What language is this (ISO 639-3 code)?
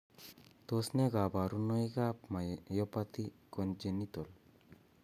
kln